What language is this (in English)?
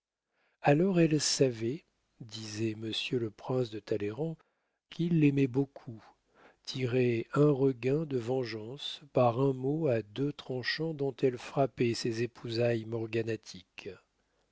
French